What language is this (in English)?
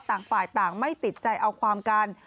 Thai